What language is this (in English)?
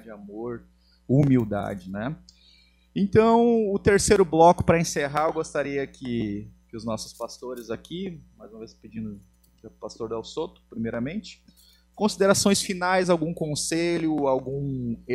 Portuguese